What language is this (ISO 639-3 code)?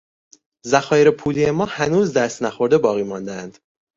fas